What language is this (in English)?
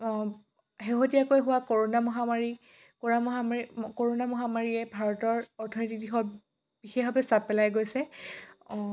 Assamese